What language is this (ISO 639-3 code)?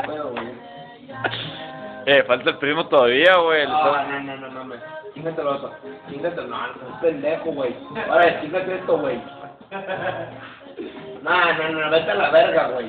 spa